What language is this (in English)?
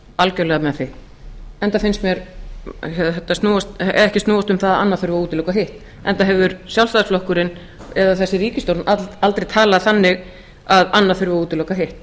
Icelandic